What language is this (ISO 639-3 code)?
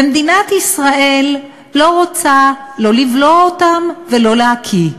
heb